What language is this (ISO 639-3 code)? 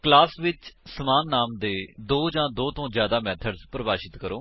pan